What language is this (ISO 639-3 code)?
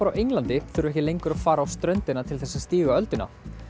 isl